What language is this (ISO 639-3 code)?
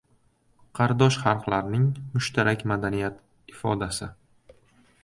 uzb